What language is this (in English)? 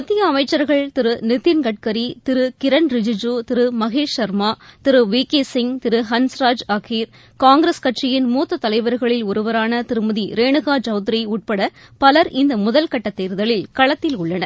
Tamil